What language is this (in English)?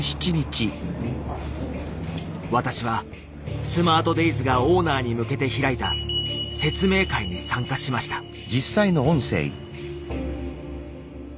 Japanese